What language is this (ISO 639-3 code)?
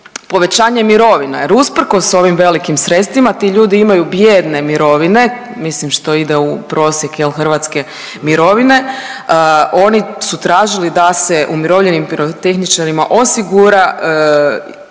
hrv